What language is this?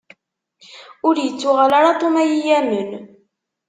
Kabyle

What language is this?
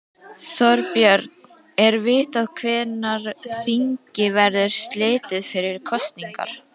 Icelandic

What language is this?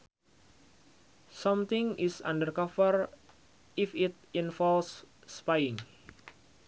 Sundanese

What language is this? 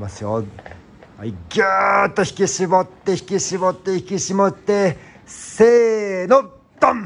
Japanese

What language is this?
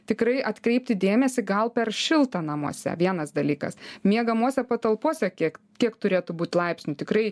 Lithuanian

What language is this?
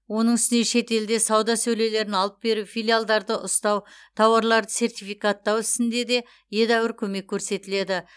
Kazakh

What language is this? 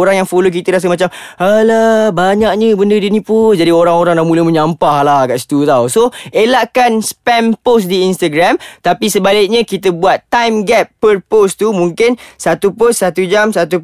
Malay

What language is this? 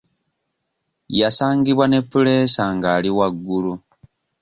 Ganda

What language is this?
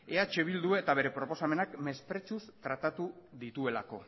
Basque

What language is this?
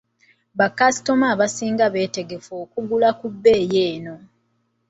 Ganda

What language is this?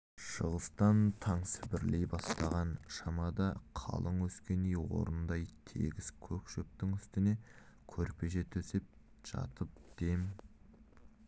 Kazakh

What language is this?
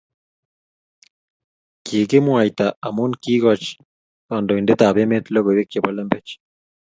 Kalenjin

